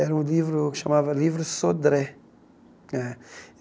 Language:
Portuguese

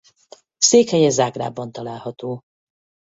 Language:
Hungarian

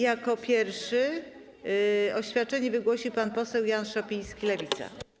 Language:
Polish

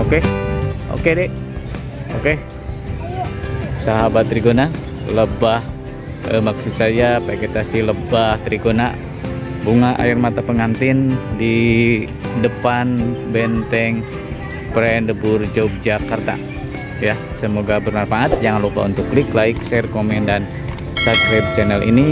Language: Indonesian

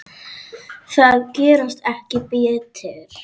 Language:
Icelandic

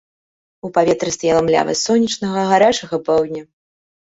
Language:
Belarusian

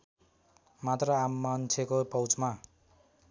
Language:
Nepali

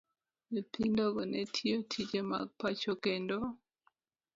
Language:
Luo (Kenya and Tanzania)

